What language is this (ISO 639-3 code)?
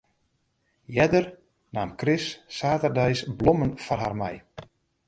fry